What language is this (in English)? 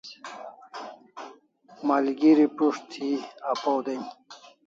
Kalasha